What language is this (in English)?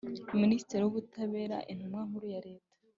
Kinyarwanda